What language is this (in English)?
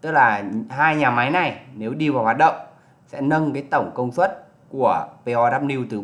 Vietnamese